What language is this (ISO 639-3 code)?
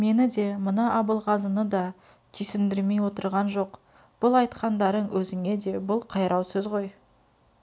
kaz